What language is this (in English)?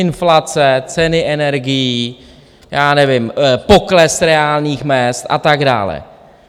Czech